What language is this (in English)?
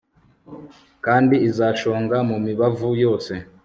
Kinyarwanda